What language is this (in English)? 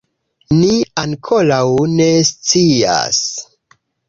Esperanto